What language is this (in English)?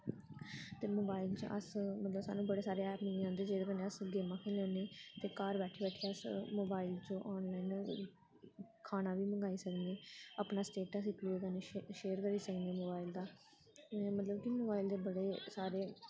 Dogri